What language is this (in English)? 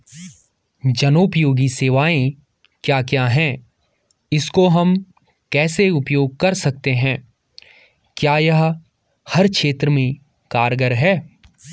Hindi